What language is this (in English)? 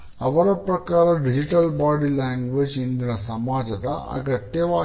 Kannada